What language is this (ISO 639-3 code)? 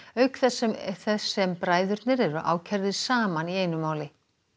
isl